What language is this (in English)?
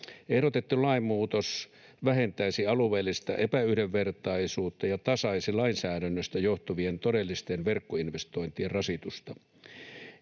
Finnish